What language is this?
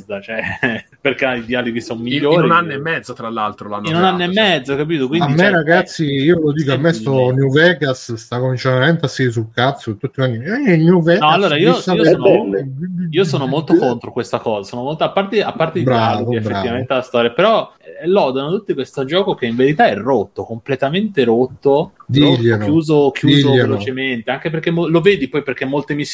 Italian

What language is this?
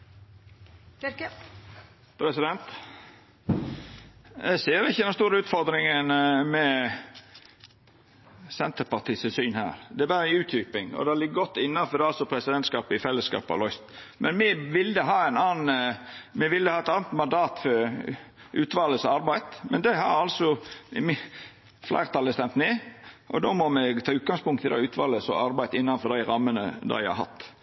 Norwegian Nynorsk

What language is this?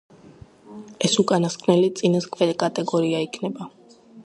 Georgian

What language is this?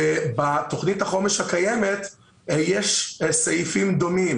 Hebrew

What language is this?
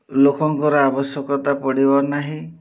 Odia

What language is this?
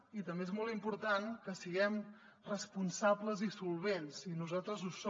Catalan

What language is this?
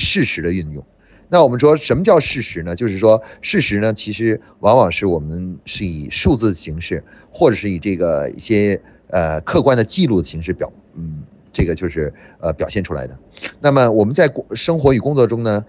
Chinese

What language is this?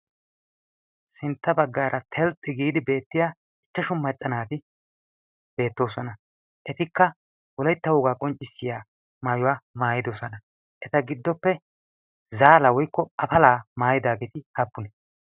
Wolaytta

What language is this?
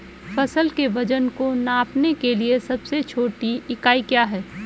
Hindi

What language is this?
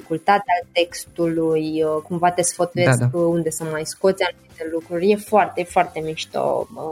Romanian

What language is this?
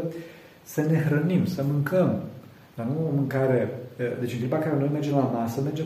Romanian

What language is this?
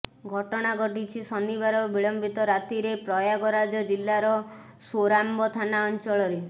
Odia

